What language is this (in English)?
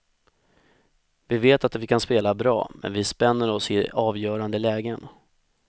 Swedish